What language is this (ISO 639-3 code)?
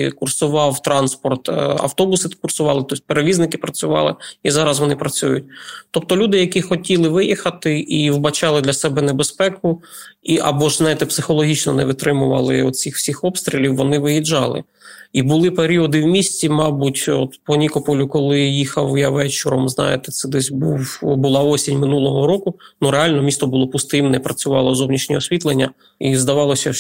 ukr